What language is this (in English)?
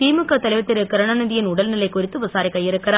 Tamil